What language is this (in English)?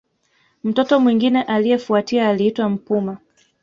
Swahili